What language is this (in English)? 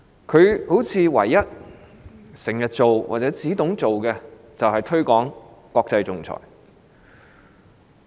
Cantonese